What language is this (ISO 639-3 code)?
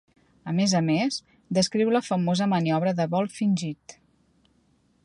cat